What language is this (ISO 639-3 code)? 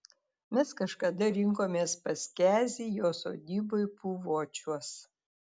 lit